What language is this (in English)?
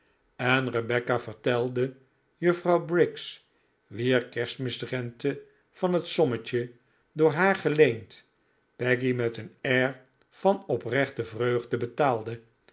Dutch